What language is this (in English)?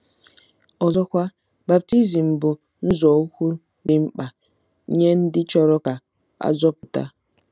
Igbo